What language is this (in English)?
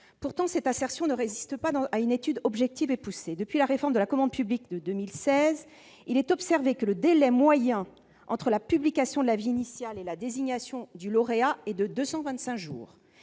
French